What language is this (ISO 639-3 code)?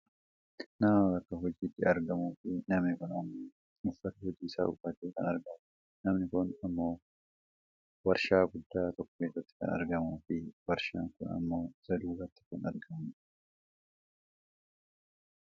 orm